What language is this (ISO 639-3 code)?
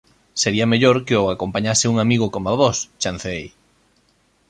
glg